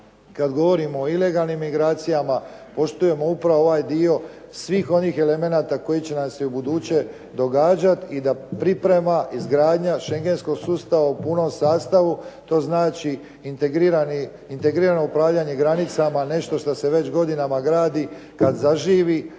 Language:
Croatian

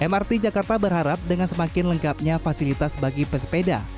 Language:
Indonesian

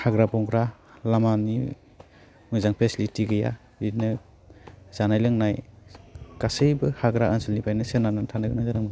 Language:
Bodo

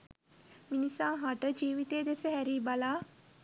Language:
Sinhala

